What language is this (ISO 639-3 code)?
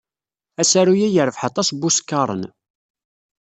kab